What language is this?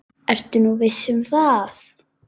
Icelandic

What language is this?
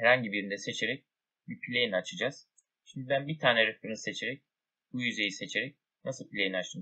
Turkish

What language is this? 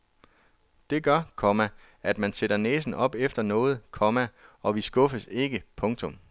Danish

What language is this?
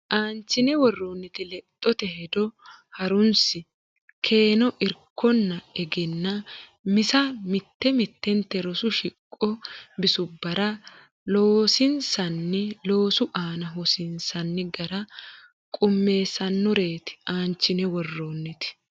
Sidamo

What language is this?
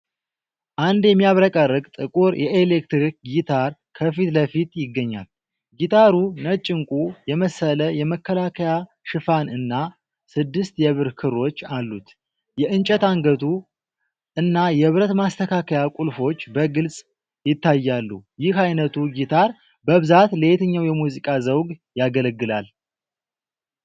Amharic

